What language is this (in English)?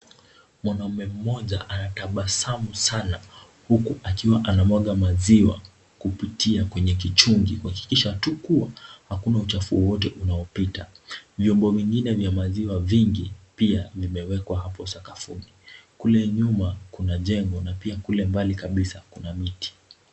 Swahili